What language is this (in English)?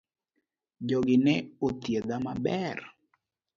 Luo (Kenya and Tanzania)